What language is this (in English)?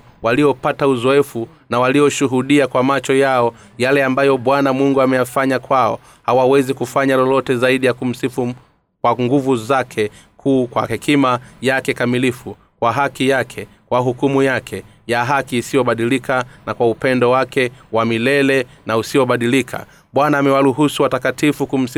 Swahili